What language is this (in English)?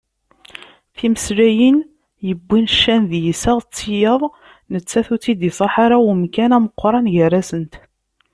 Kabyle